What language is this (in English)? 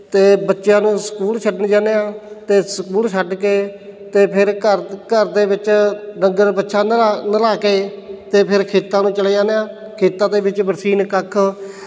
Punjabi